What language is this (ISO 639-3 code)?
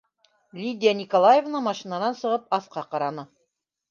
bak